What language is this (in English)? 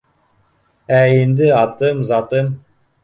Bashkir